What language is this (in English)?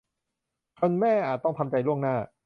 Thai